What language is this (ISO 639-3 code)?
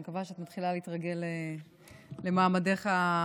heb